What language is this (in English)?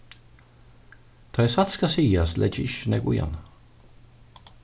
Faroese